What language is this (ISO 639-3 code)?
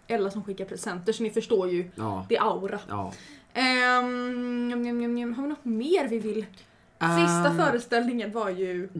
swe